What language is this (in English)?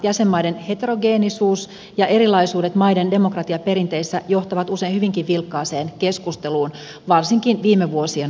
Finnish